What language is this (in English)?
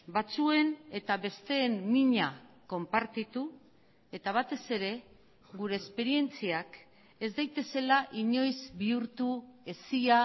Basque